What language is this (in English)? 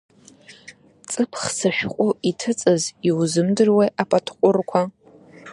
Abkhazian